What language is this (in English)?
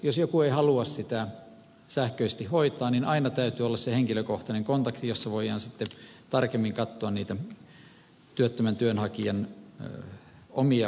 Finnish